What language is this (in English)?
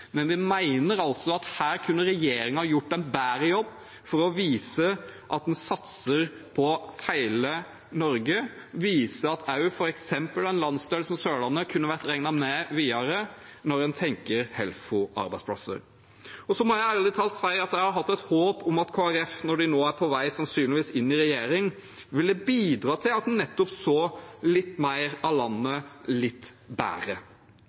Norwegian Nynorsk